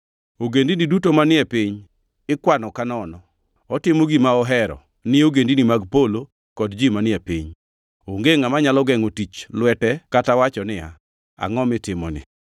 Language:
Luo (Kenya and Tanzania)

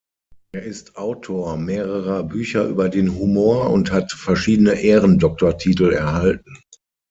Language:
German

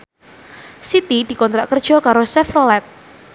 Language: Javanese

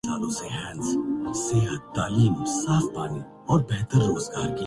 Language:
Urdu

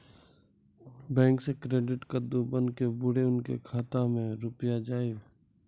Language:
Maithili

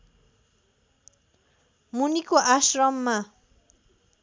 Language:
Nepali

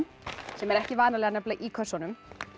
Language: Icelandic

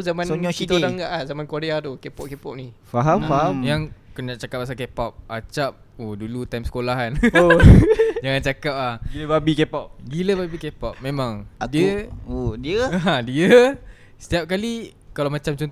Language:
Malay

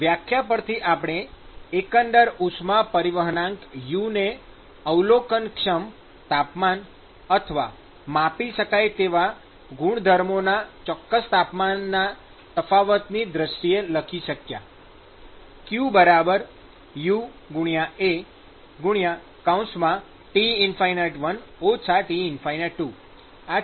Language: Gujarati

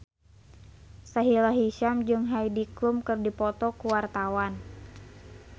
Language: Sundanese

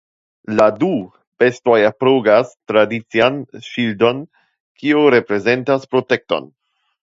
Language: Esperanto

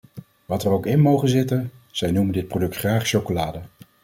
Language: Dutch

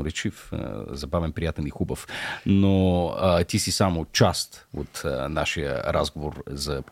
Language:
Bulgarian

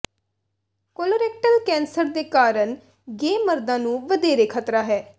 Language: Punjabi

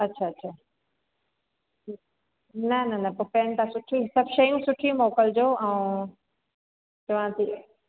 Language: Sindhi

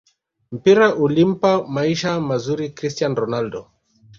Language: Swahili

